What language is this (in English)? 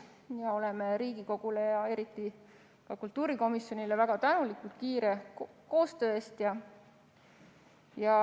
Estonian